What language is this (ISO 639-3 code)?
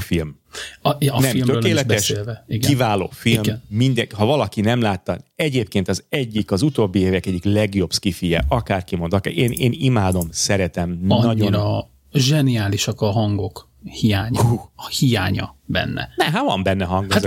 hun